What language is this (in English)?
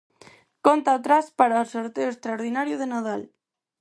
Galician